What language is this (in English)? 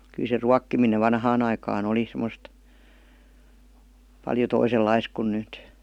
Finnish